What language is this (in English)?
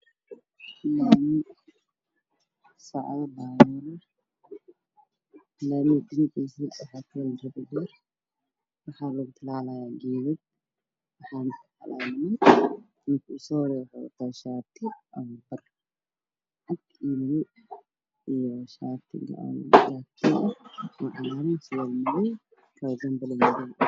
Somali